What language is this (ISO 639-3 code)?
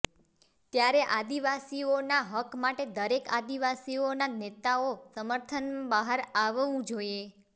guj